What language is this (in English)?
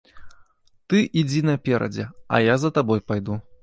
Belarusian